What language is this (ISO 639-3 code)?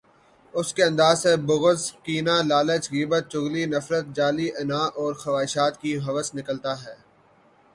urd